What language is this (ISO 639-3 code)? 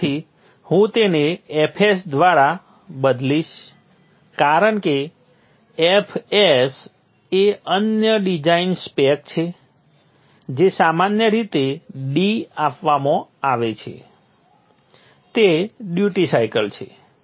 guj